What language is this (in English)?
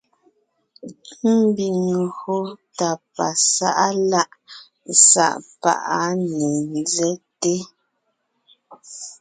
Ngiemboon